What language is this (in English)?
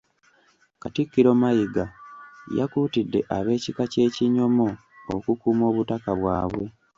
Ganda